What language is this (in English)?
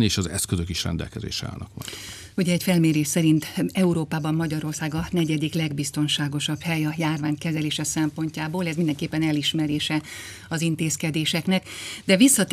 Hungarian